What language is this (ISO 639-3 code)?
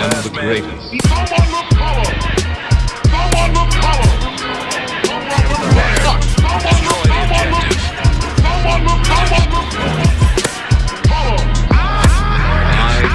eng